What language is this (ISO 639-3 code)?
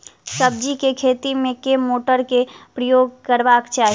mai